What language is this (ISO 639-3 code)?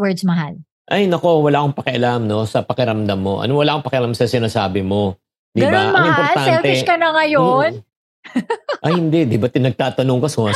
fil